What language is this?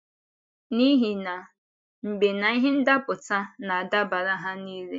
Igbo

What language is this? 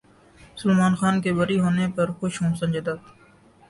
Urdu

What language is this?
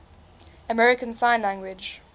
English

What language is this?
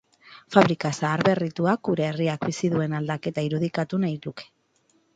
Basque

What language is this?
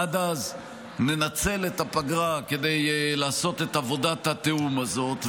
Hebrew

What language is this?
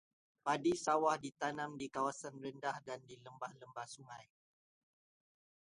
Malay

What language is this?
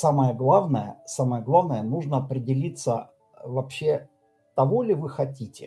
Russian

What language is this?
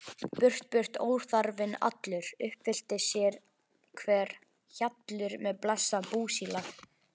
Icelandic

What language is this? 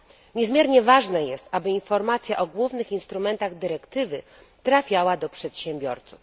Polish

